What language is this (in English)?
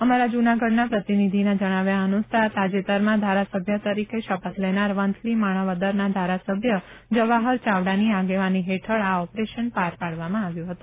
Gujarati